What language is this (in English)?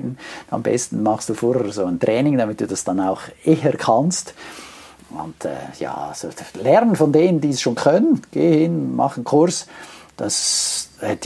German